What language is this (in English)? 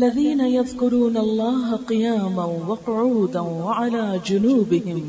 Urdu